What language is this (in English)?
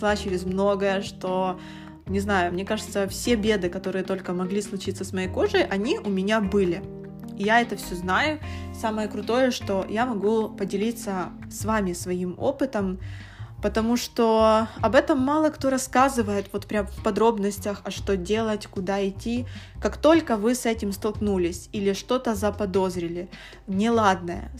Russian